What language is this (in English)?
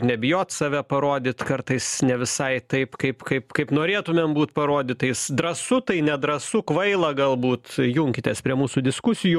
Lithuanian